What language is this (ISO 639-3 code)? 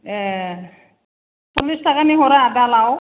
brx